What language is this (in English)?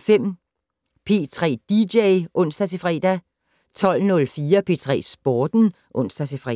Danish